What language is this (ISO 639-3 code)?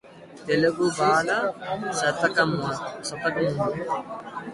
tel